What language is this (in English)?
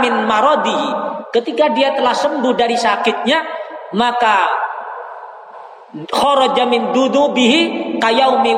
Indonesian